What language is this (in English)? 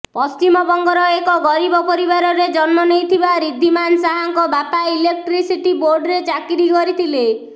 Odia